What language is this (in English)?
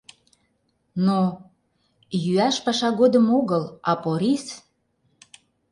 Mari